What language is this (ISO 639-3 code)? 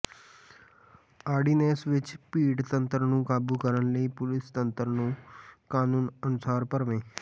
pan